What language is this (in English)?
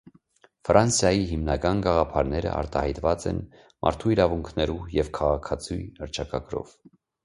Armenian